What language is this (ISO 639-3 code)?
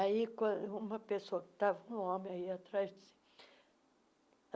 por